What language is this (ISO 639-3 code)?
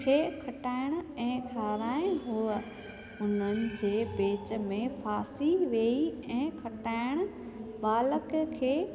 snd